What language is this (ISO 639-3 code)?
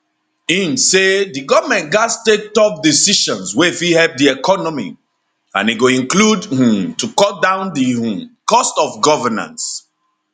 pcm